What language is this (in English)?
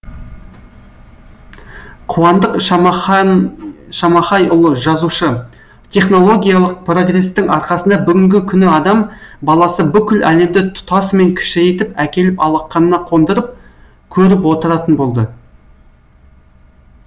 Kazakh